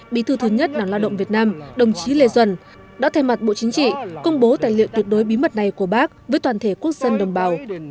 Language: Vietnamese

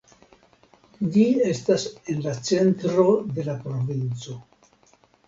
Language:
Esperanto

